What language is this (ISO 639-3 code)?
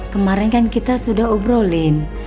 ind